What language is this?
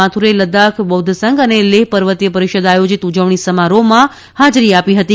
Gujarati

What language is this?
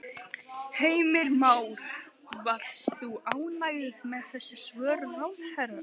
Icelandic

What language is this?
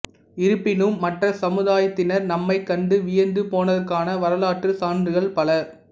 Tamil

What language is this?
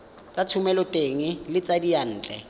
Tswana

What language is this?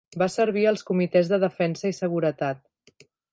Catalan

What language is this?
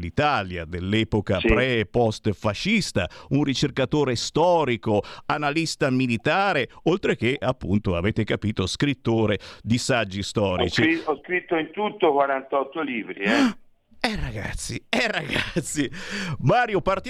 Italian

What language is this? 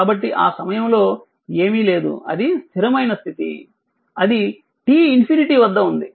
Telugu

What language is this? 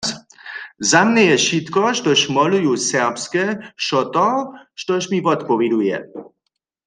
Upper Sorbian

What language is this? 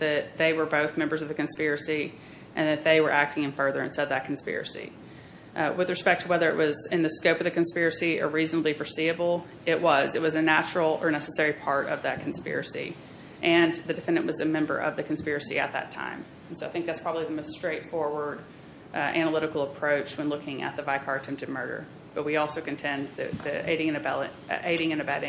English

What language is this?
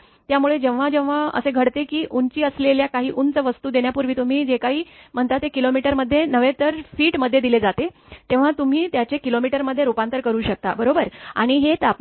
Marathi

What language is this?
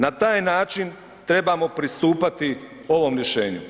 Croatian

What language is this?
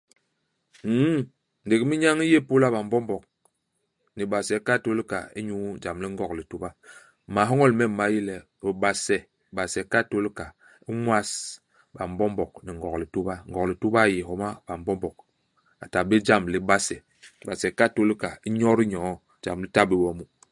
Basaa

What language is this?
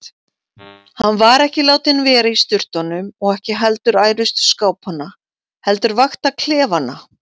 Icelandic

